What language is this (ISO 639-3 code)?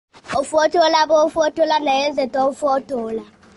lug